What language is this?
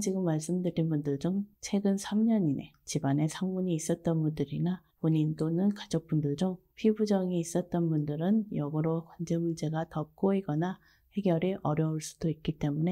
Korean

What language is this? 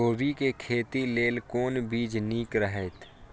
Maithili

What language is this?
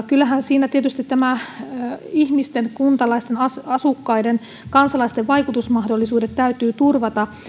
Finnish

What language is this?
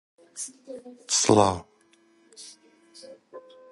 Central Kurdish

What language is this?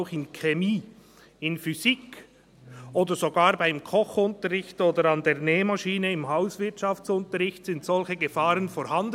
Swiss German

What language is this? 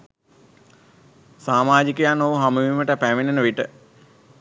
Sinhala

